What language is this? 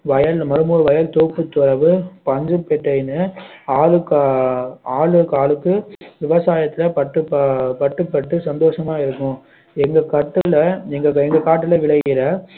Tamil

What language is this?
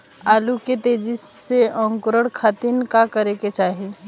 Bhojpuri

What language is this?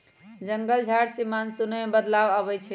Magahi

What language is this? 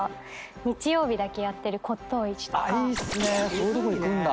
Japanese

